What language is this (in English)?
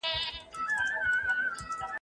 Pashto